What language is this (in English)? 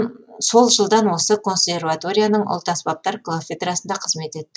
Kazakh